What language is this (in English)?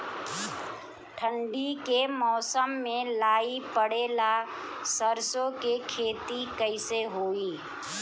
Bhojpuri